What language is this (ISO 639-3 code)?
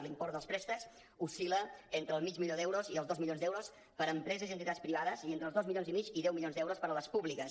cat